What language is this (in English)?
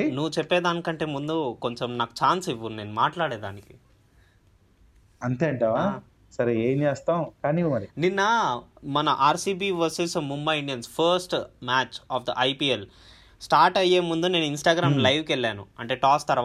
Telugu